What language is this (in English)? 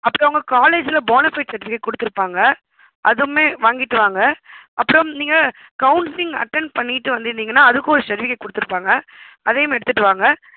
Tamil